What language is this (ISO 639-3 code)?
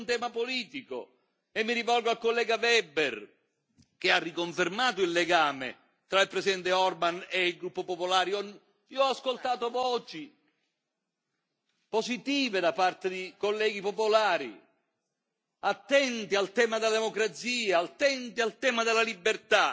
ita